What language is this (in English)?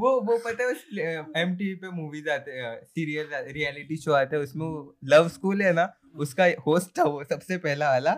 Hindi